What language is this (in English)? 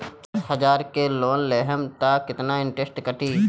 Bhojpuri